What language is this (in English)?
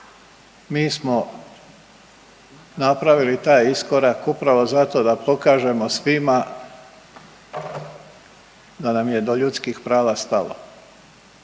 Croatian